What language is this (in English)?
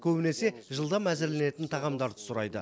Kazakh